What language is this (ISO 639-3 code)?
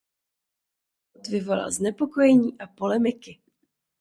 ces